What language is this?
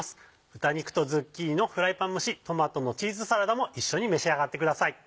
Japanese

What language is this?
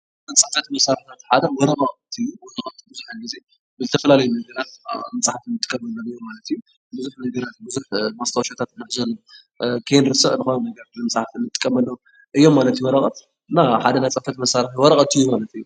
Tigrinya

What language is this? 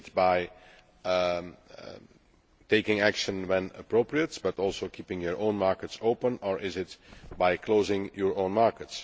English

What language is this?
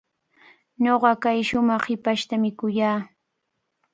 Cajatambo North Lima Quechua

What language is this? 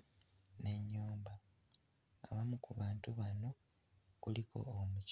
Ganda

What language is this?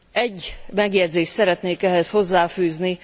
Hungarian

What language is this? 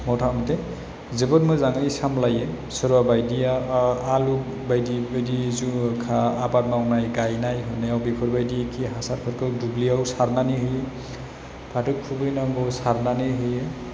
Bodo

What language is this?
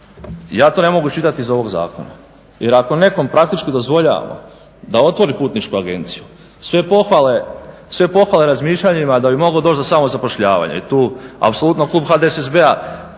Croatian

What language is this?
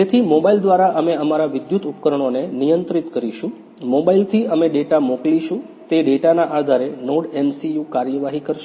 Gujarati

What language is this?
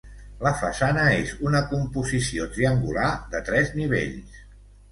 Catalan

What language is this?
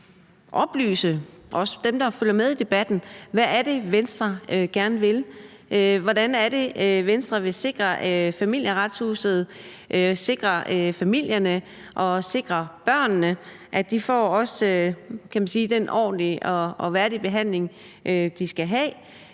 Danish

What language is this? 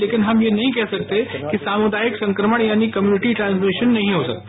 Hindi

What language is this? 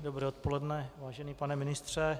Czech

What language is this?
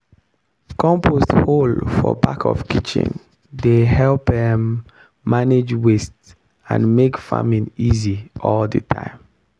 Nigerian Pidgin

